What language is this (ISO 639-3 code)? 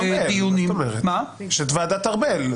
heb